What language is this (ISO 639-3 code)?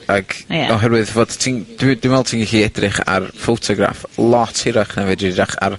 cym